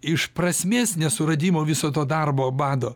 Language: Lithuanian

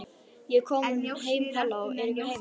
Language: Icelandic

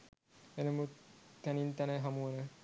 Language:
Sinhala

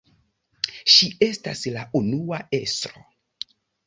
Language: Esperanto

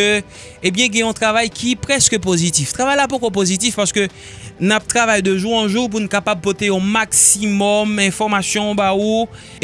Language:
French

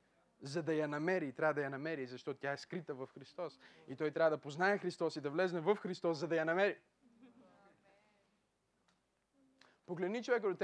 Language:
Bulgarian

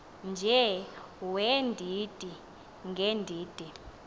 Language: Xhosa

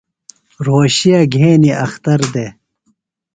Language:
Phalura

